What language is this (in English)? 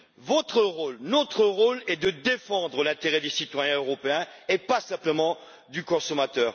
French